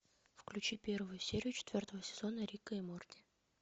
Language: Russian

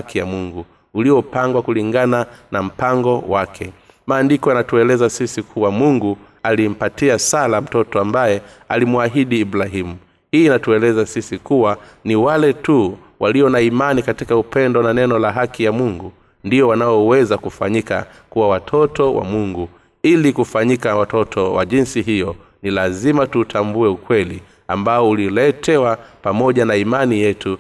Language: Swahili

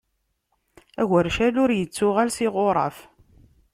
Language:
Kabyle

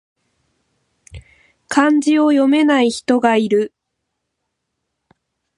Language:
Japanese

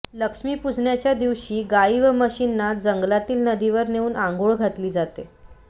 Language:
Marathi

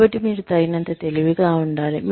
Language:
Telugu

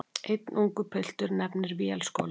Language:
Icelandic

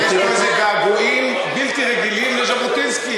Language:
Hebrew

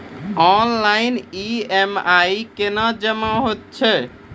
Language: Maithili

